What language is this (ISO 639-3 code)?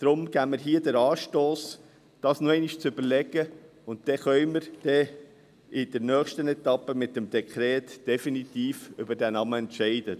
gsw